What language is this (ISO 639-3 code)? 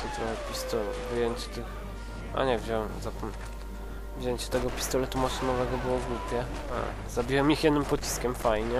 pol